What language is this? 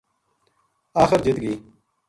Gujari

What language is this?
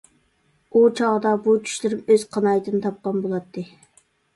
Uyghur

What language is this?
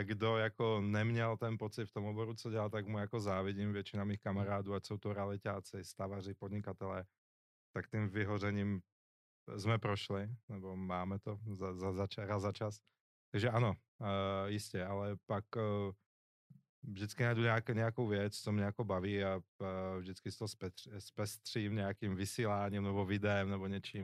Czech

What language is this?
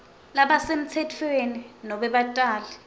Swati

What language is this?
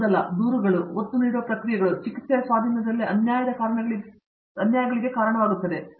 Kannada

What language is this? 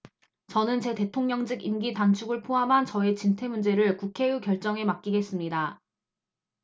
Korean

